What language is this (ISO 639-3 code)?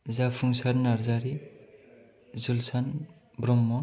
brx